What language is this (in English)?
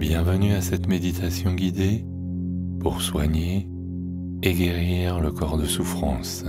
French